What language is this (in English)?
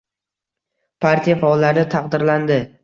Uzbek